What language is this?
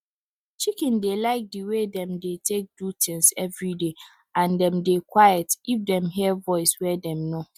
Nigerian Pidgin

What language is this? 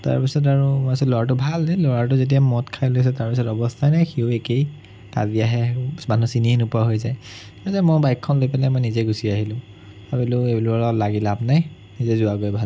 Assamese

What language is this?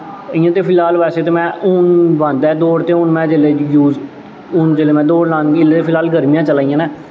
Dogri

